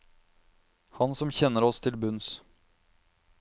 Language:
Norwegian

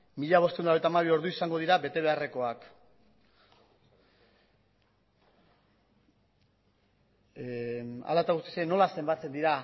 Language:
Basque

